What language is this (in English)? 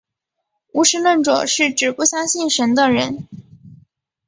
Chinese